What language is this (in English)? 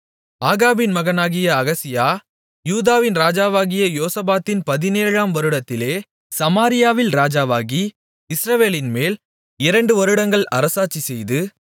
Tamil